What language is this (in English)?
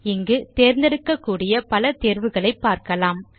Tamil